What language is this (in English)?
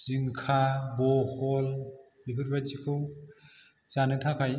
Bodo